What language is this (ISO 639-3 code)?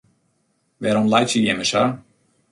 fry